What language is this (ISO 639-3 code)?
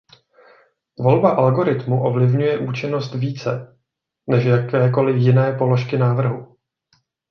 ces